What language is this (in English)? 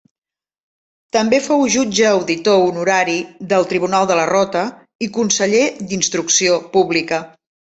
Catalan